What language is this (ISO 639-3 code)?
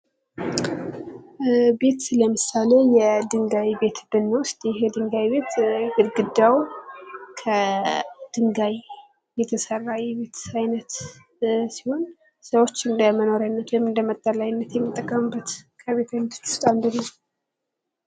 amh